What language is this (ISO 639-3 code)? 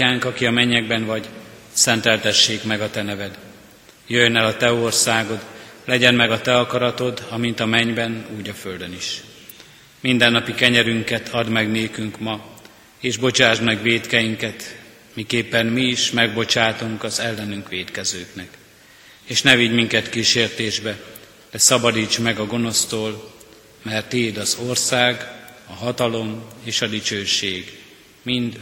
hun